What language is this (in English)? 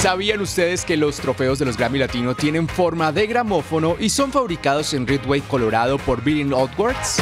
Spanish